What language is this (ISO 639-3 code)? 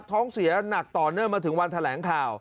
tha